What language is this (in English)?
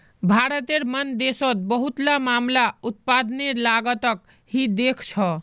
Magahi